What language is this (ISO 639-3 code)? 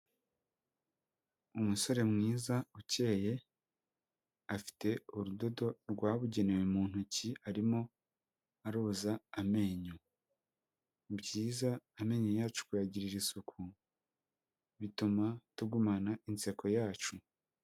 kin